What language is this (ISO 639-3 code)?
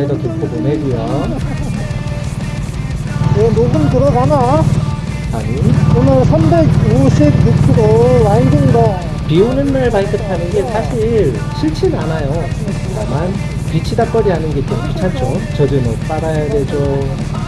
kor